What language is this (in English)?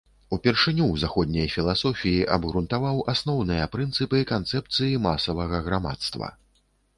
Belarusian